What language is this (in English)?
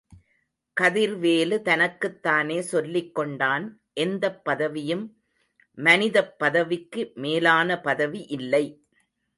Tamil